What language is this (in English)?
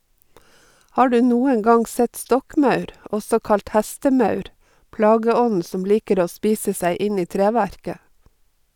Norwegian